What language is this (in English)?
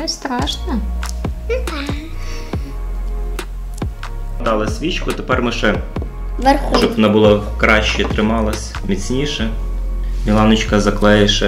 Russian